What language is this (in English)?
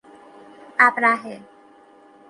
Persian